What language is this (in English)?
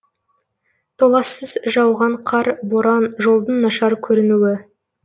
Kazakh